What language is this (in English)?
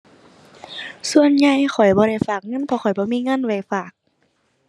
Thai